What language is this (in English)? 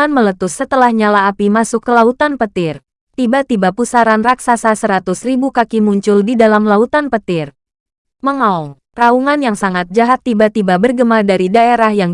Indonesian